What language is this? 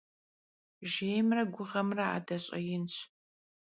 Kabardian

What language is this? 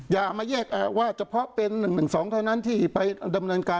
Thai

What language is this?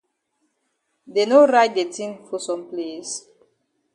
Cameroon Pidgin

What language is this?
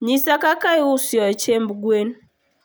Luo (Kenya and Tanzania)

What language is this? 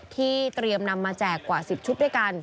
Thai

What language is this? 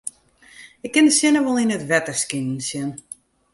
Western Frisian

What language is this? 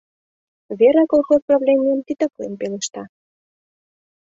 Mari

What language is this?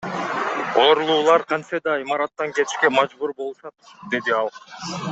Kyrgyz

